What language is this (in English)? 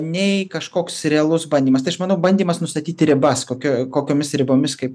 Lithuanian